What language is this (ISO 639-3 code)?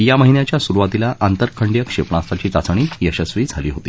mar